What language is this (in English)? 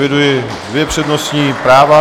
Czech